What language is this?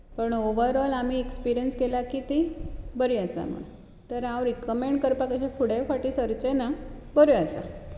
Konkani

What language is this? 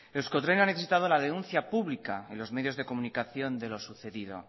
Spanish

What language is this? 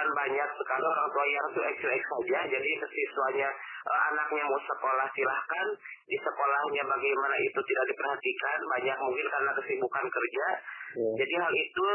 Indonesian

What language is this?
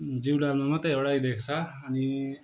Nepali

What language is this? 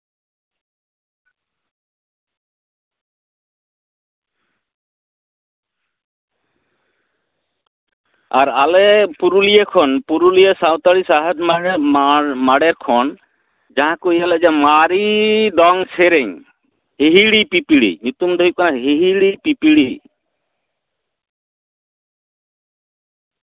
Santali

